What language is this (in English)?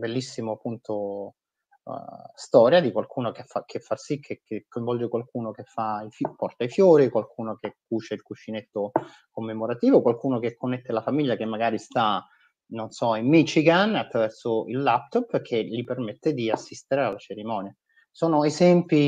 Italian